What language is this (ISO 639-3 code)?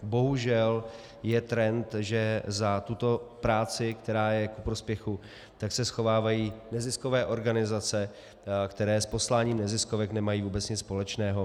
ces